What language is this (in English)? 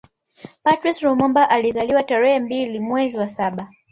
Swahili